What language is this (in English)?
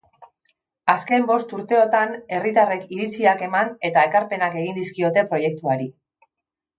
Basque